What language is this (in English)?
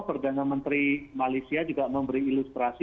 Indonesian